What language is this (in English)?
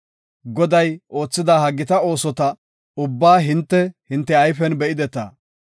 Gofa